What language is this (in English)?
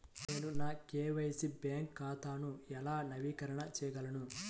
Telugu